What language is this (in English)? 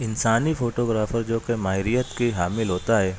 Urdu